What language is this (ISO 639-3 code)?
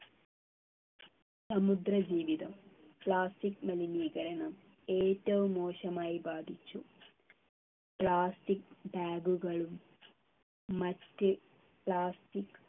mal